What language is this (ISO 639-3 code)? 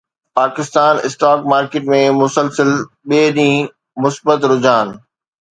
snd